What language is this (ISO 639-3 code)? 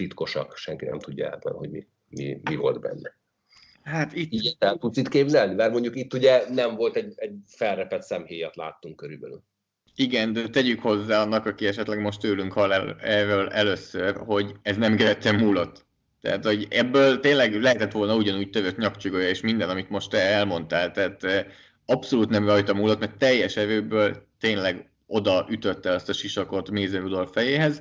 hun